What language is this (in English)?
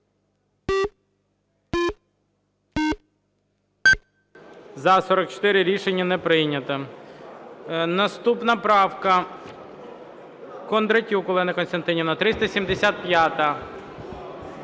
Ukrainian